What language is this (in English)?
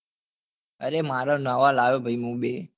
Gujarati